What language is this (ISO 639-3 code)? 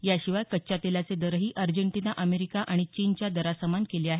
mar